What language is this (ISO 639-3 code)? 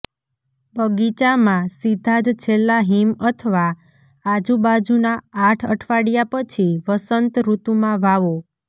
guj